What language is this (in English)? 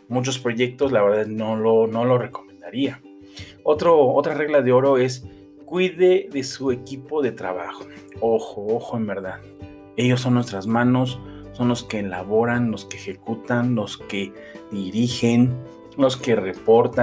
Spanish